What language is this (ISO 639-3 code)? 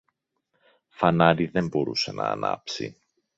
ell